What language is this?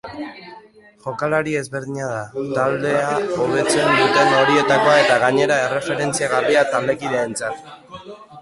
Basque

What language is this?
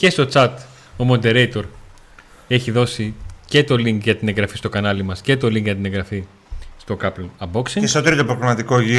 Greek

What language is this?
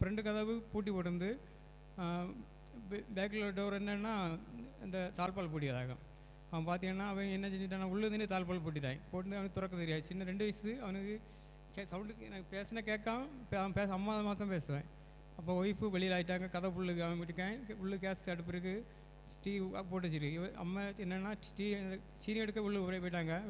Tamil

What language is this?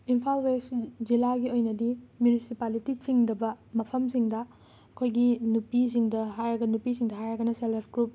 Manipuri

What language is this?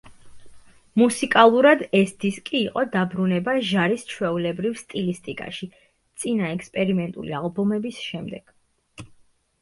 Georgian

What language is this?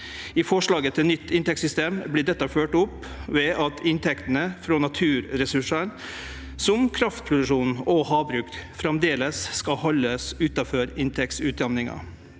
Norwegian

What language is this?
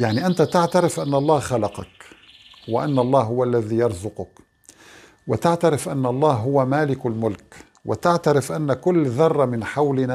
Arabic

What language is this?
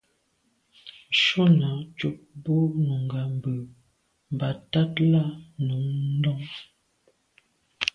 Medumba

